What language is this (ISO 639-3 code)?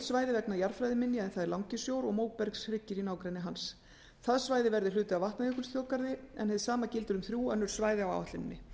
isl